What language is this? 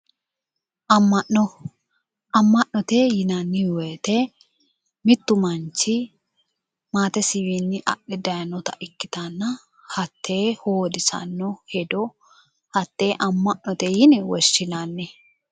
Sidamo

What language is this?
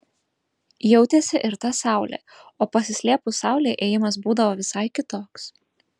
Lithuanian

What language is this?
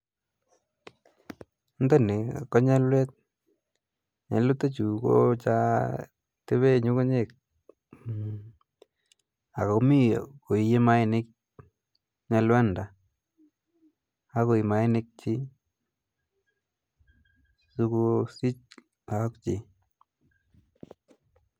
Kalenjin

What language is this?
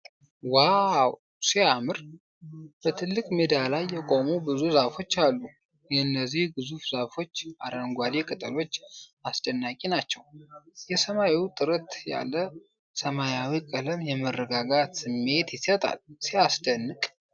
Amharic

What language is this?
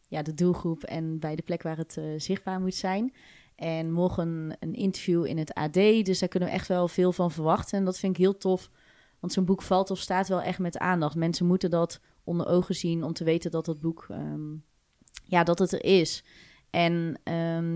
Dutch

